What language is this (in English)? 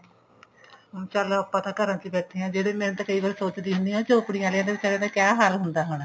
Punjabi